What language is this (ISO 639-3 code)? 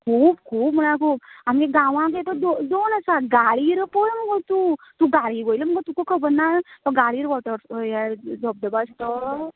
kok